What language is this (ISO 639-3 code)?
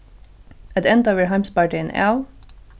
fao